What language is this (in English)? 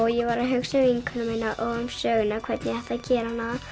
Icelandic